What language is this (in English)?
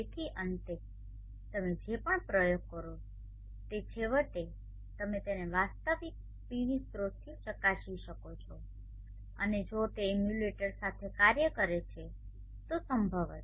Gujarati